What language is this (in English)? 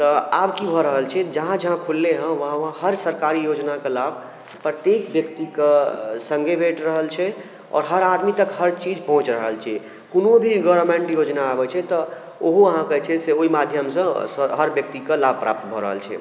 Maithili